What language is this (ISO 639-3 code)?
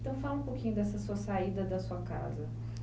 por